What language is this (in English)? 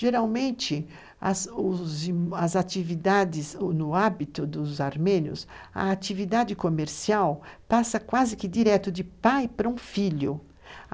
Portuguese